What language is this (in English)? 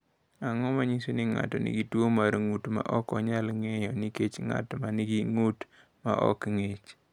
Luo (Kenya and Tanzania)